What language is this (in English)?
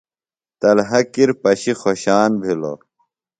Phalura